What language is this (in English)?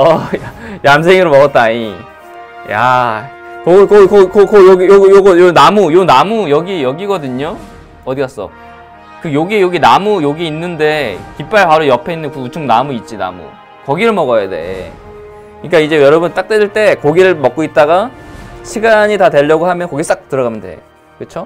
Korean